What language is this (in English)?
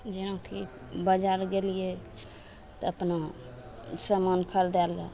Maithili